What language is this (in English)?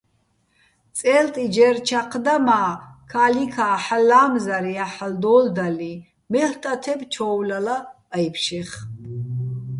Bats